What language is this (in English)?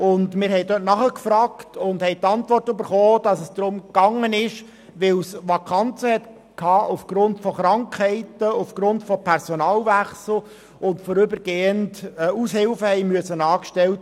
Swiss German